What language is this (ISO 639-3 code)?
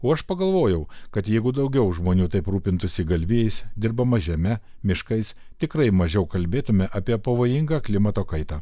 lit